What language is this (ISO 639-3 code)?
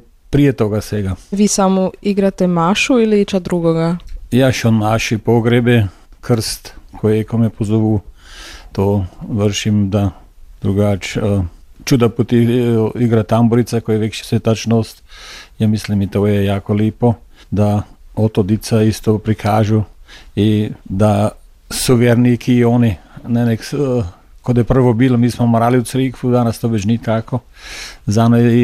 hrv